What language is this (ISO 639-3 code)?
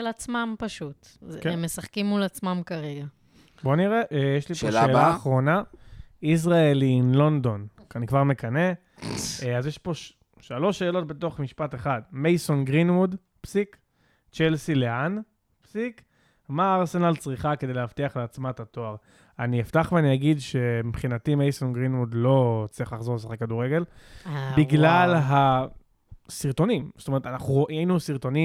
heb